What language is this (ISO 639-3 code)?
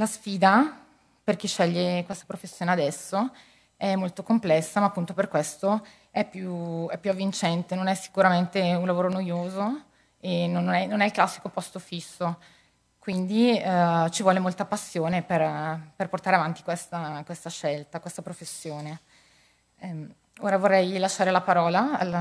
ita